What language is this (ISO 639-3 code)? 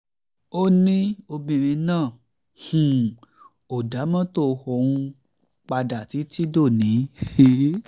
yor